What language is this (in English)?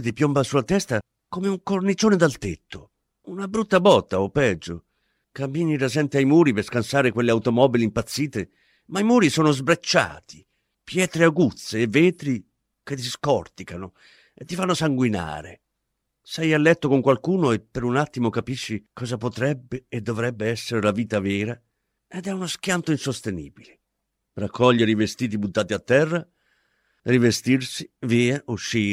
Italian